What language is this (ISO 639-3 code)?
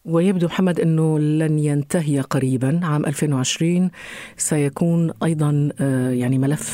ara